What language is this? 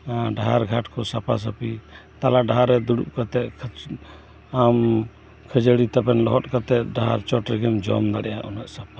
Santali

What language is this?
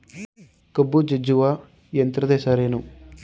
Kannada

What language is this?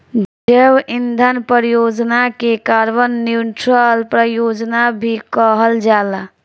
Bhojpuri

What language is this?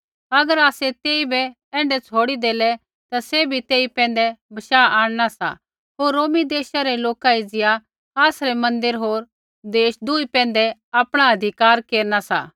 Kullu Pahari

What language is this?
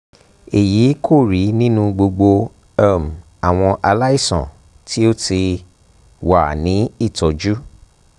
Yoruba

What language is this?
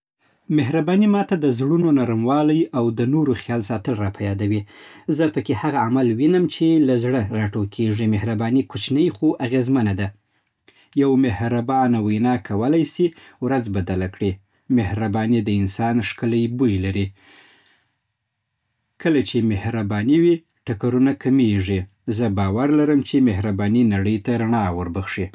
Southern Pashto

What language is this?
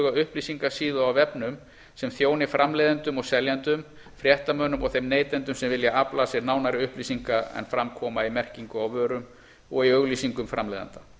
Icelandic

